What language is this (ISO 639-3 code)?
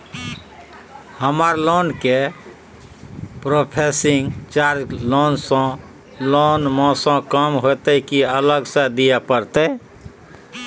mai